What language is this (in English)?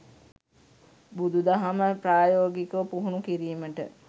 Sinhala